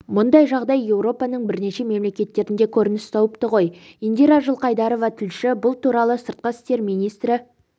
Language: Kazakh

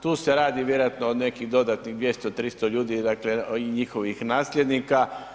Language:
Croatian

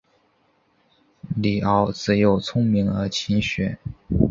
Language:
Chinese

